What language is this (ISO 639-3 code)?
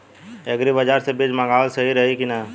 bho